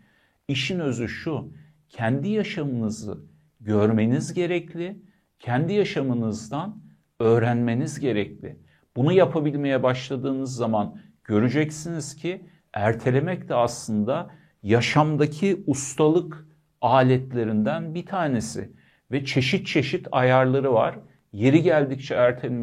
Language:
Turkish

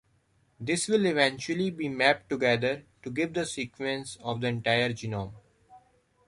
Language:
English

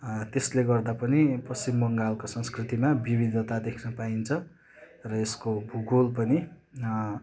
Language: Nepali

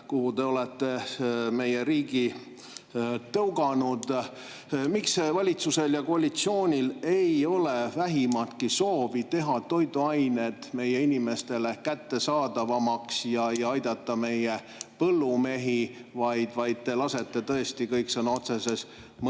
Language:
Estonian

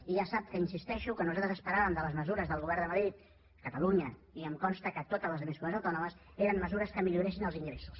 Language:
Catalan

